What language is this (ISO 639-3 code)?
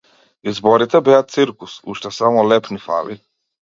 mkd